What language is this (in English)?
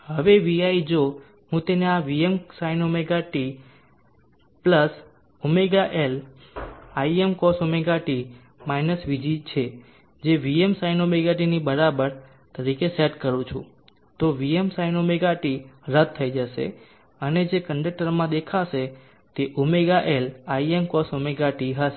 Gujarati